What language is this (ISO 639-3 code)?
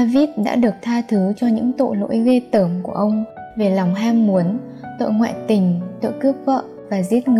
vie